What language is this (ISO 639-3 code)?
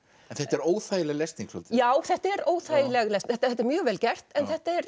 isl